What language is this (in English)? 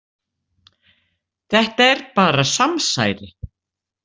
Icelandic